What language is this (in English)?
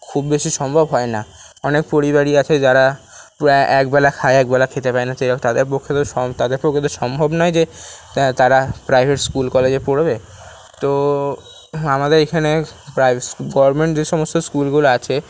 Bangla